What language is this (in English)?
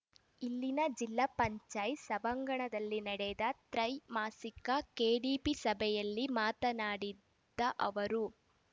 Kannada